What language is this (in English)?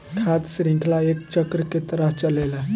Bhojpuri